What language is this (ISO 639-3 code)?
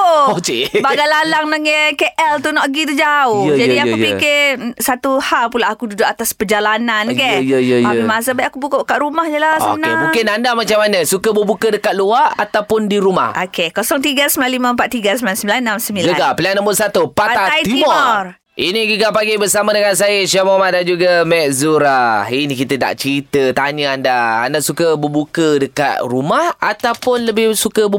msa